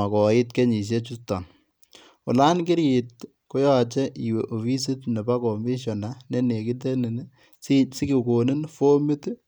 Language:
Kalenjin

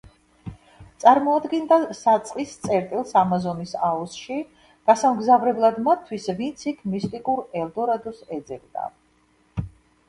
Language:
Georgian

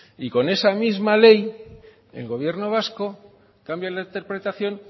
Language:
Spanish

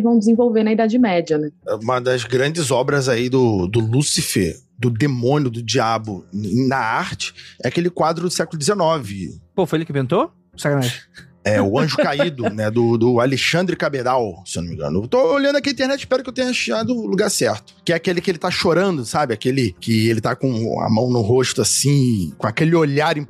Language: Portuguese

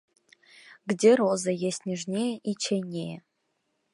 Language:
Russian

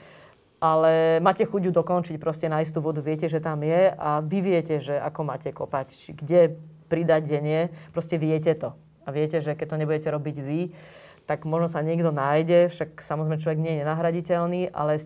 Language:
Slovak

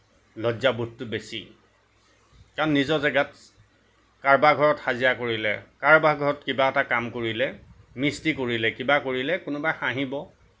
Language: Assamese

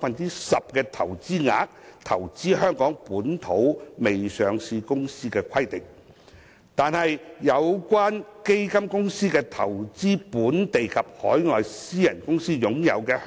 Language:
Cantonese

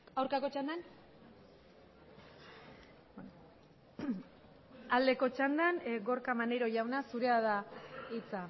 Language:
Basque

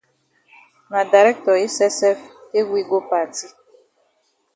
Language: Cameroon Pidgin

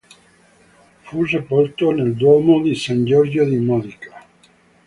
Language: Italian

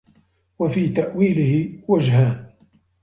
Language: Arabic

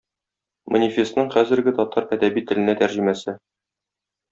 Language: Tatar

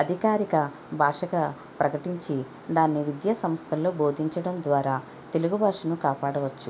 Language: Telugu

